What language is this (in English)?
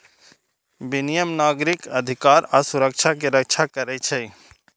Maithili